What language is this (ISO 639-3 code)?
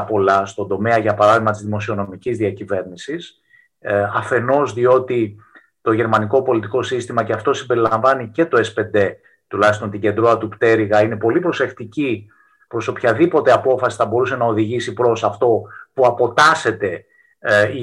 ell